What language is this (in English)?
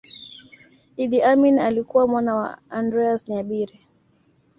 Swahili